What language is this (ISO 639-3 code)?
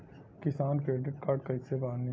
bho